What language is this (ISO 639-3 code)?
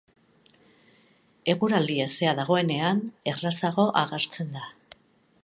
eus